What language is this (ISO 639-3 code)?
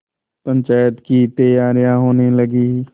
hin